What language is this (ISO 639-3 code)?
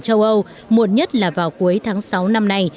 vie